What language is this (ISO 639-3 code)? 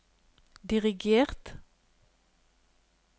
nor